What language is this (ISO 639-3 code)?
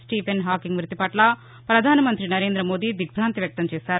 tel